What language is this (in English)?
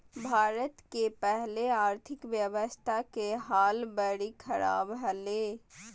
Magahi